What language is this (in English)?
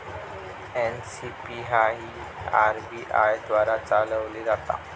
Marathi